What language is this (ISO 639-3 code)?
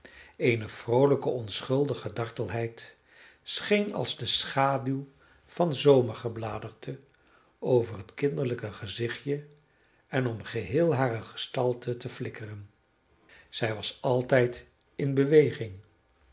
nld